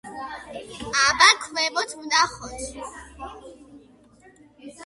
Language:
Georgian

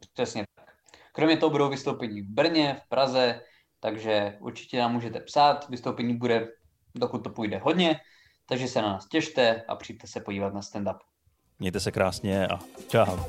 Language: Czech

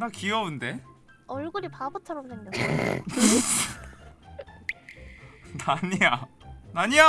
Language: Korean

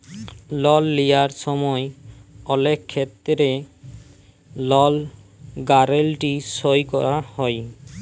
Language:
Bangla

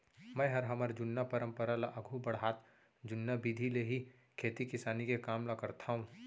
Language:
Chhattisgarhi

